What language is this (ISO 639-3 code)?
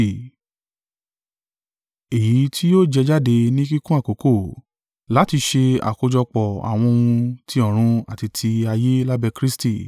yor